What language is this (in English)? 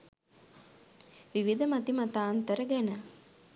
Sinhala